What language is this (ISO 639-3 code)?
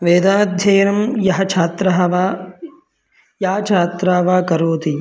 san